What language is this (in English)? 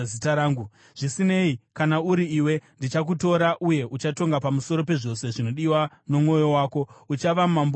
Shona